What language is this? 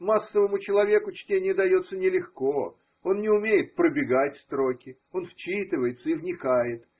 Russian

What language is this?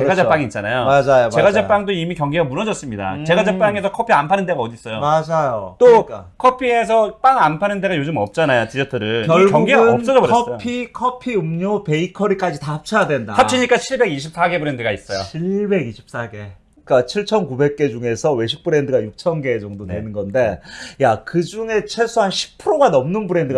Korean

